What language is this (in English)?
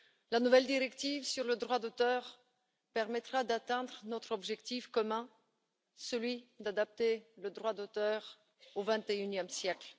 French